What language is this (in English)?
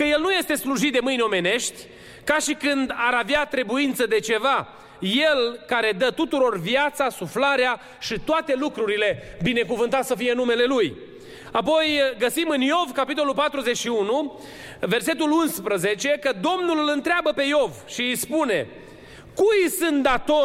Romanian